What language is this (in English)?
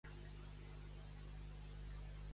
Catalan